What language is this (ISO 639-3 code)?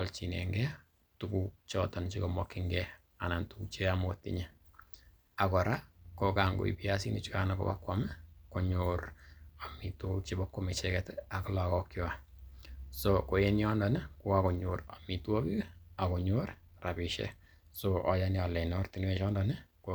kln